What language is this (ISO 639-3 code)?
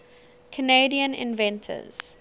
eng